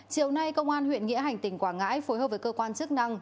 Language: Vietnamese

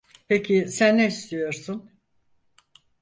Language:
Turkish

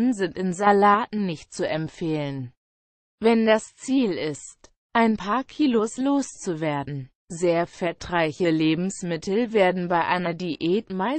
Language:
German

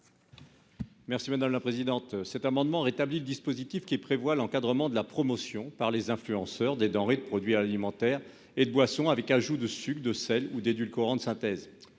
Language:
French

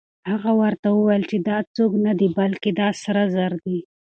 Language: Pashto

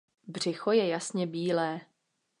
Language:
Czech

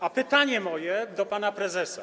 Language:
Polish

